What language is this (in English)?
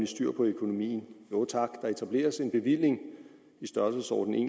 Danish